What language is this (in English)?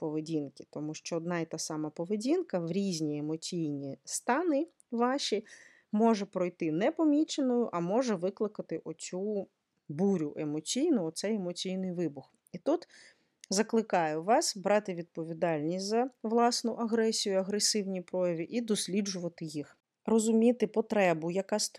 Ukrainian